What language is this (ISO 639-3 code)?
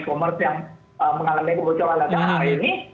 ind